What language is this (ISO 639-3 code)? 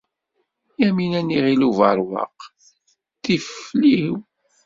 kab